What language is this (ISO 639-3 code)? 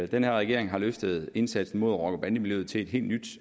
dan